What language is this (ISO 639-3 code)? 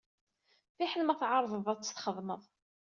kab